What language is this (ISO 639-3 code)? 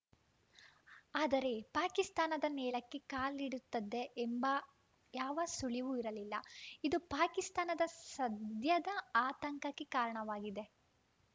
kan